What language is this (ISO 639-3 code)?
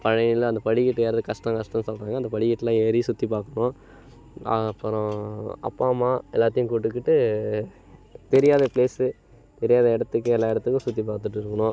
tam